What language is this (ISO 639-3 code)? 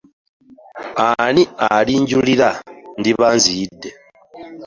lug